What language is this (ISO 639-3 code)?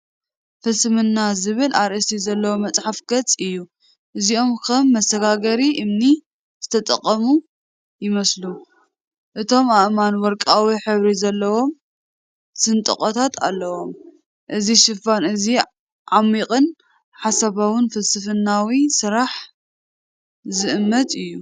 tir